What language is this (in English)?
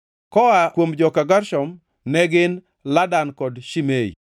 Luo (Kenya and Tanzania)